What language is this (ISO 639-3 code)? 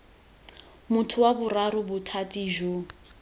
tsn